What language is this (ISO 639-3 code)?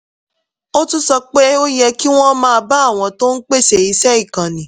yor